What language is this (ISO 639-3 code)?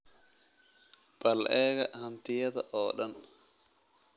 som